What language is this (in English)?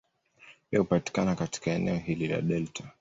Swahili